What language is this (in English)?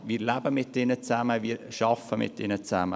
Swiss German